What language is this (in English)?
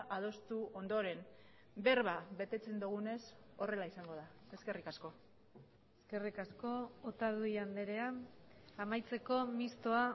Basque